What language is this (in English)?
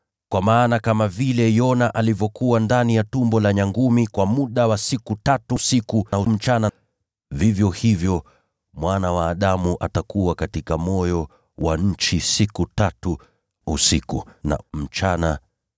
Swahili